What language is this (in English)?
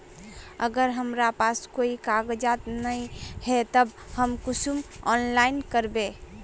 Magahi